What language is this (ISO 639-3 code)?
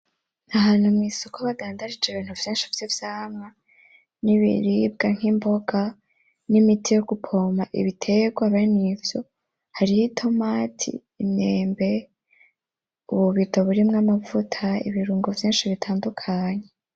run